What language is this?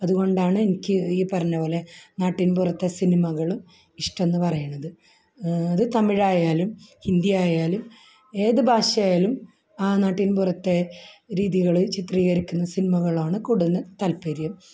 Malayalam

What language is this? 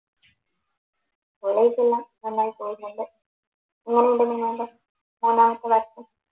Malayalam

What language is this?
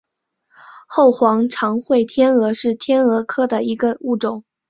Chinese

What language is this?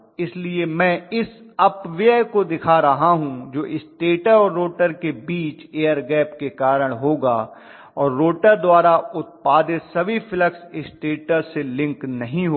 Hindi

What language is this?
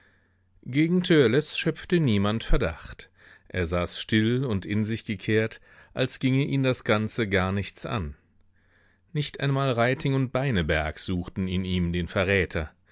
German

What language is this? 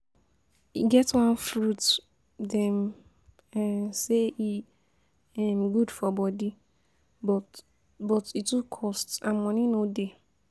Nigerian Pidgin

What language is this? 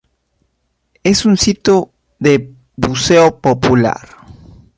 Spanish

